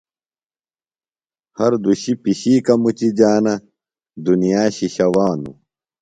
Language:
Phalura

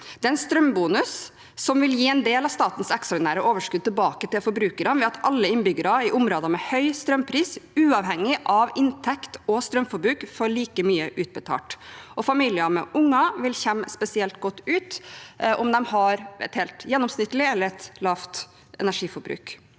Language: Norwegian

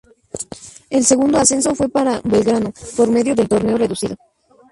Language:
Spanish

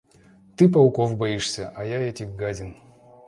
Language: Russian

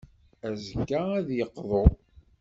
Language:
Kabyle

